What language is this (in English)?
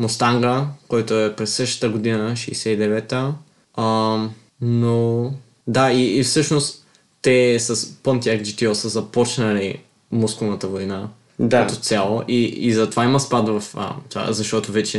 Bulgarian